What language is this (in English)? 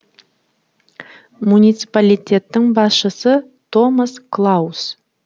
Kazakh